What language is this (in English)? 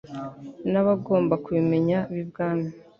Kinyarwanda